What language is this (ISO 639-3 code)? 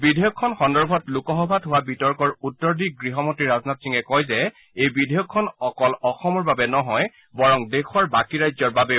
asm